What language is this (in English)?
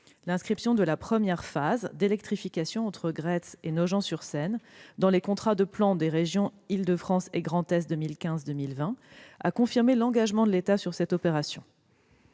French